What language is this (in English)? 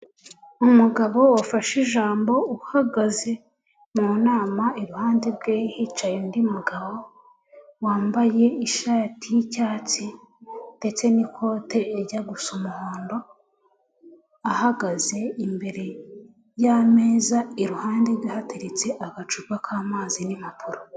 Kinyarwanda